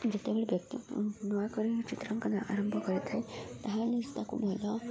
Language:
Odia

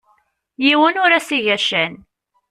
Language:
Kabyle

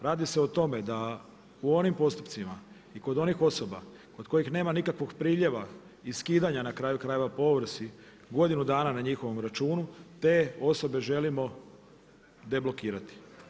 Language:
Croatian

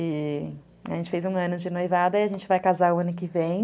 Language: Portuguese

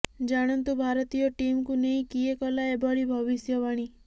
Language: Odia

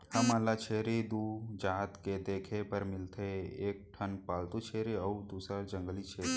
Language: Chhattisgarhi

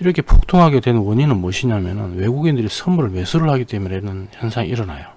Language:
Korean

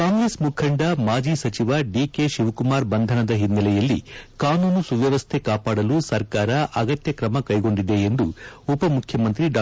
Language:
Kannada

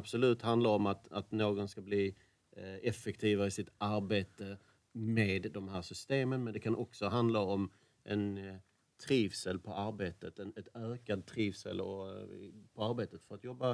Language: Swedish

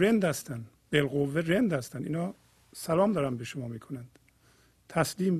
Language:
Persian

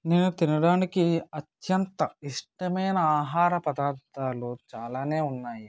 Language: Telugu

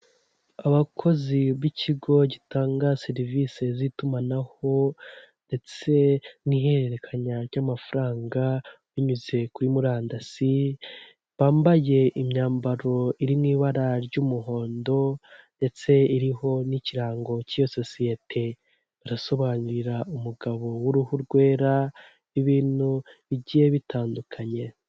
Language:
Kinyarwanda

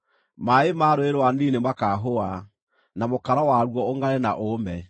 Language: Kikuyu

